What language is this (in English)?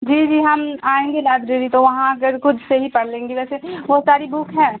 Urdu